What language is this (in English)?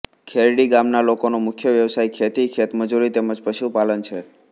Gujarati